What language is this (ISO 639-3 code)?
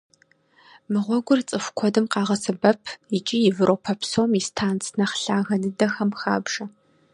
kbd